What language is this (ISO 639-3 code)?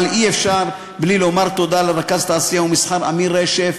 heb